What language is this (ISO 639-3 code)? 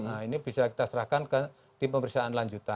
ind